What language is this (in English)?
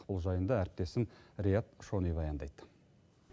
Kazakh